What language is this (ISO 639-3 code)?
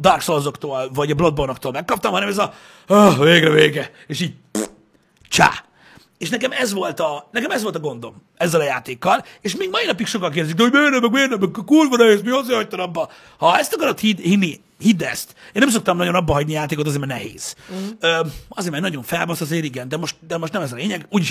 hun